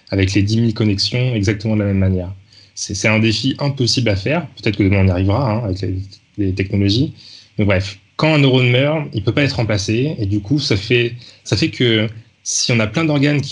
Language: French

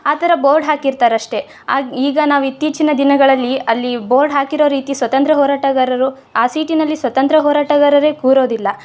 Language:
Kannada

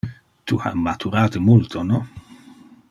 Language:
Interlingua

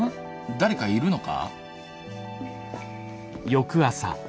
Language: Japanese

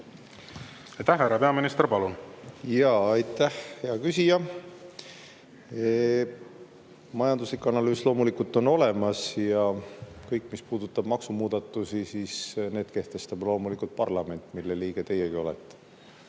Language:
Estonian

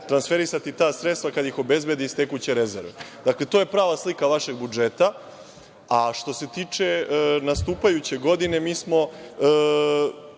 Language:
Serbian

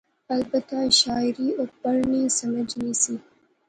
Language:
Pahari-Potwari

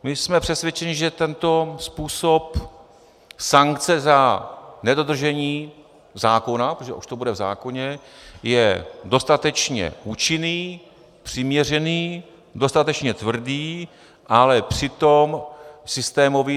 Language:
Czech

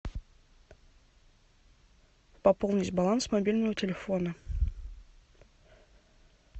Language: Russian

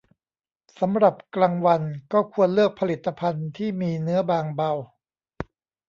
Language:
Thai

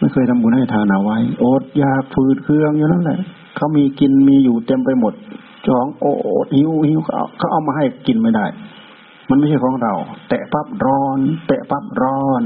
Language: Thai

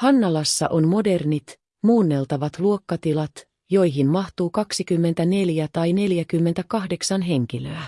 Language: Finnish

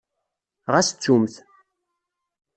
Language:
Kabyle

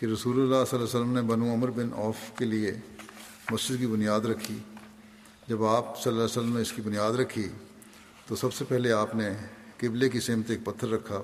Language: Urdu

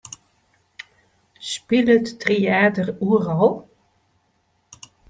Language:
Western Frisian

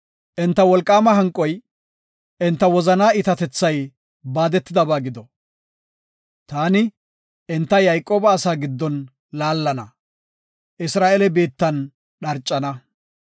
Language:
Gofa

